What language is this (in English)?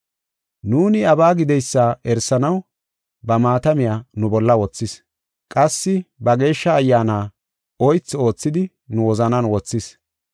Gofa